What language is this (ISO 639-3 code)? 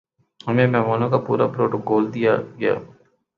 urd